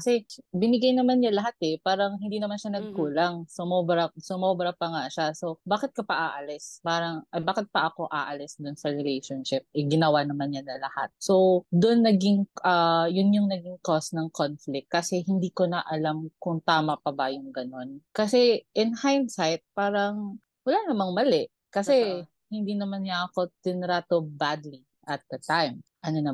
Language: Filipino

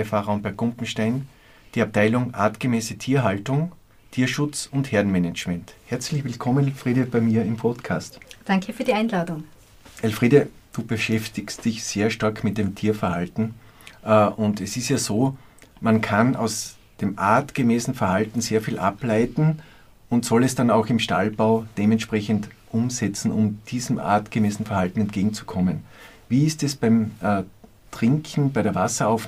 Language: German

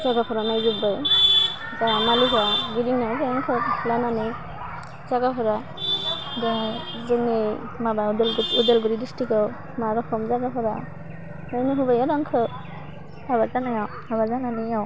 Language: Bodo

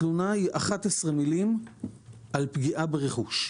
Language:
Hebrew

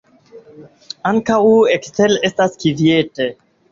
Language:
Esperanto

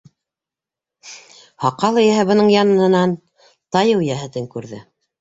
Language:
Bashkir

